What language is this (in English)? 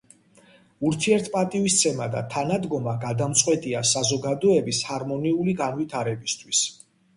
Georgian